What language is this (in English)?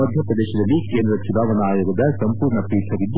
Kannada